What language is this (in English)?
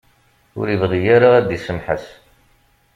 Kabyle